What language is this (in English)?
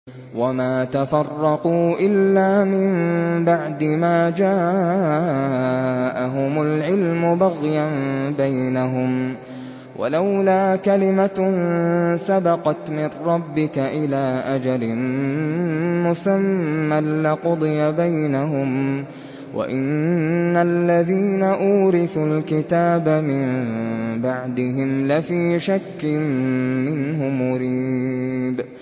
Arabic